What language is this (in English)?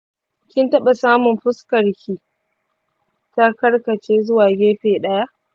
Hausa